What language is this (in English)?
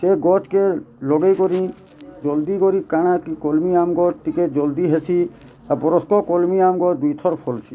Odia